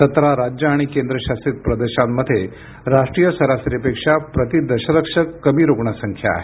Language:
Marathi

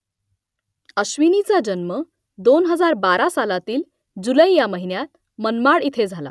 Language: Marathi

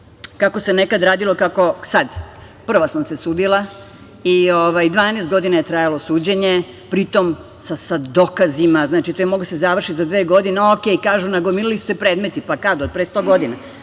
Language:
Serbian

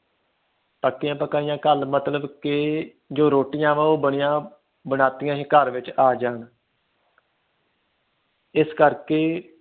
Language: Punjabi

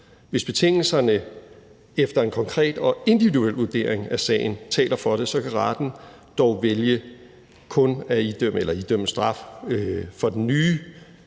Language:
Danish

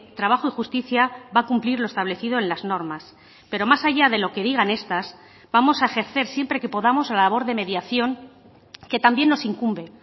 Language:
Spanish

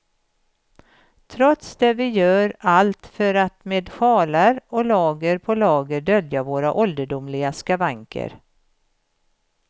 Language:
Swedish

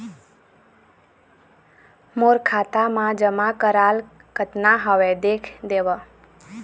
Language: Chhattisgarhi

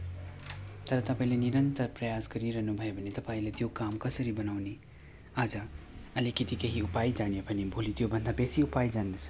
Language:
Nepali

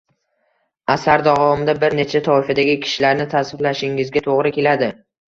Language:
Uzbek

